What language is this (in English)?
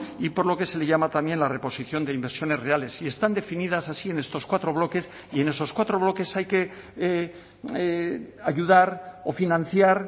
Spanish